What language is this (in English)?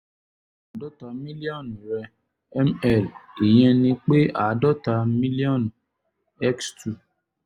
Yoruba